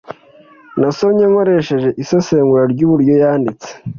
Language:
Kinyarwanda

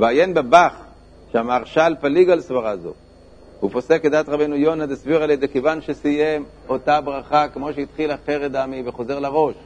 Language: Hebrew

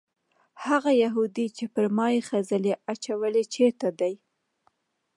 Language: Pashto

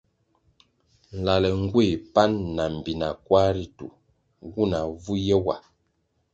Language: Kwasio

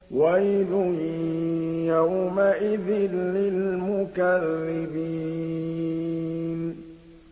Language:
Arabic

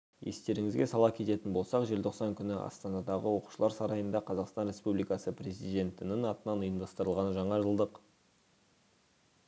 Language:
Kazakh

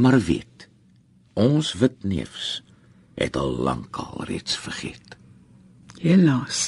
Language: Dutch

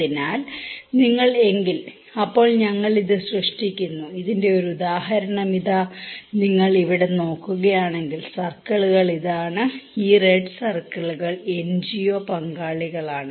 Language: Malayalam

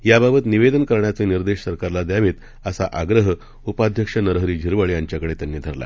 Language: Marathi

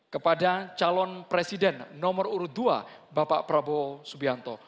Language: Indonesian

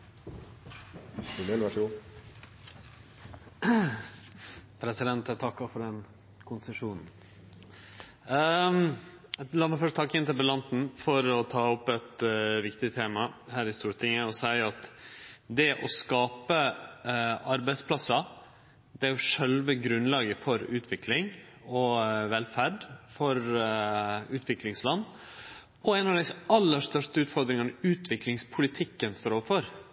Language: Norwegian Nynorsk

